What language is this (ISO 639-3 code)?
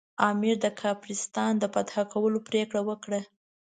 pus